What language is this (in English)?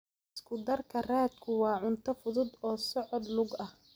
Somali